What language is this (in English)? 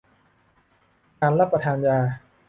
Thai